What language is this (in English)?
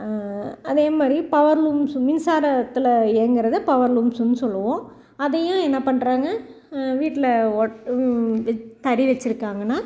Tamil